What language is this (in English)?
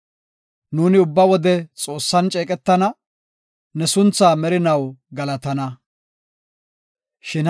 Gofa